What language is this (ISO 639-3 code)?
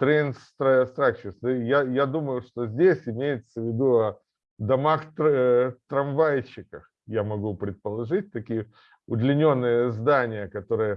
rus